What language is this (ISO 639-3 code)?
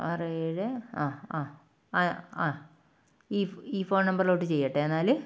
mal